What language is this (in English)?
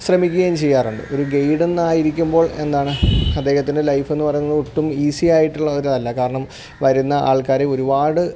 Malayalam